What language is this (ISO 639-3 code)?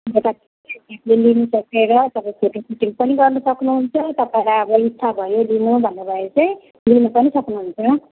nep